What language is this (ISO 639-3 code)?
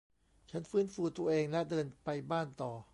tha